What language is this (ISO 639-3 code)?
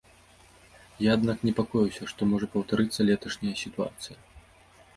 bel